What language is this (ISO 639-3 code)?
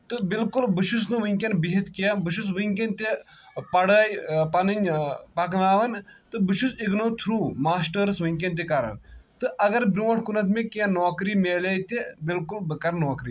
kas